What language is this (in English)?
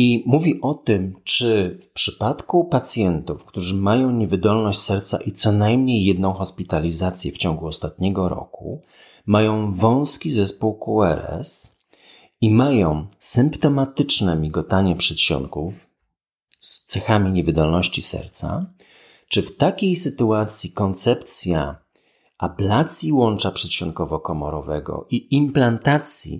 Polish